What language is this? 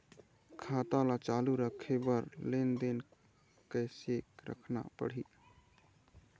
Chhattisgarhi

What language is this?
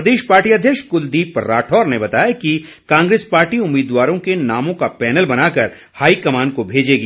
Hindi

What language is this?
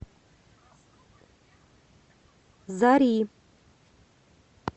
Russian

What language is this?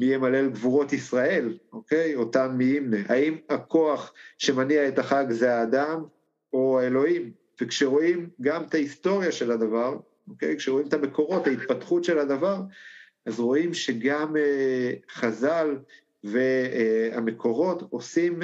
Hebrew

